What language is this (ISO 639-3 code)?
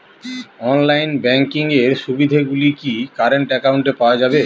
ben